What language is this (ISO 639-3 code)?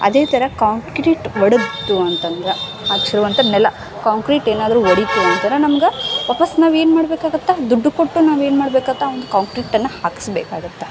kan